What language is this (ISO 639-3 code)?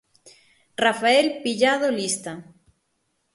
glg